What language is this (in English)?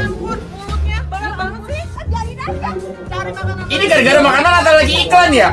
Indonesian